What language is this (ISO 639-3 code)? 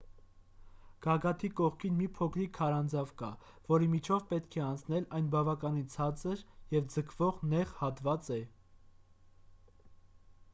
hye